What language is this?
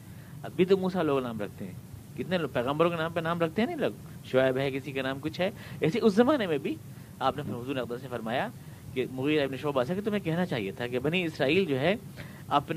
Urdu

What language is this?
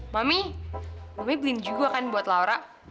Indonesian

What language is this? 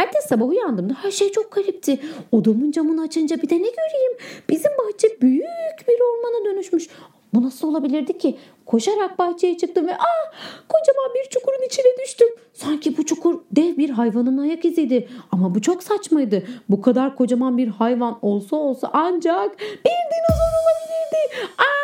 Turkish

